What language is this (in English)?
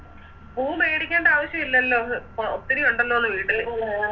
Malayalam